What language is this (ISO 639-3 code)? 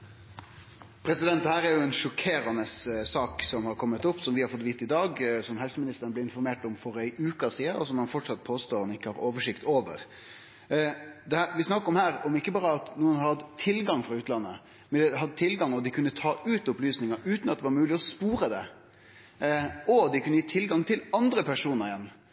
nno